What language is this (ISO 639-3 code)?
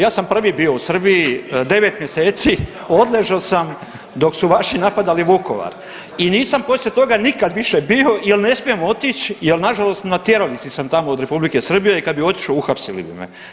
hrv